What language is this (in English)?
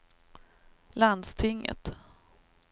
Swedish